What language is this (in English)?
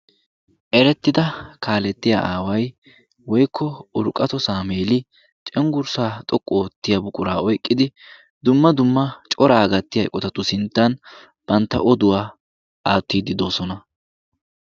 Wolaytta